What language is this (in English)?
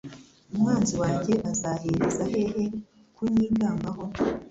Kinyarwanda